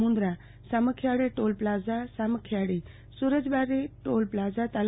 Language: Gujarati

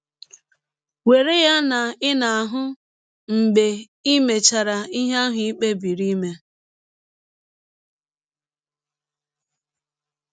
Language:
Igbo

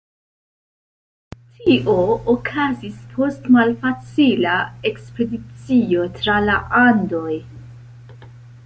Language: Esperanto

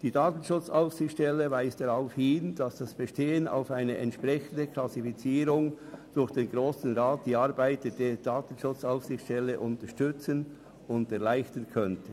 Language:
Swiss German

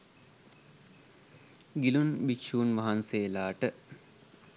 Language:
Sinhala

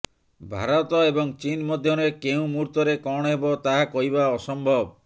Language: Odia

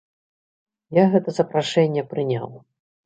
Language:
Belarusian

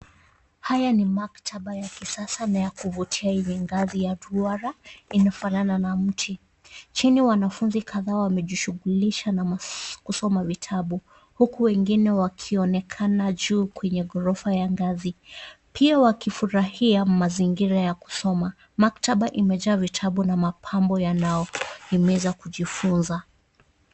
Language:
Swahili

